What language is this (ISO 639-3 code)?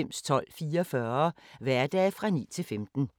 dan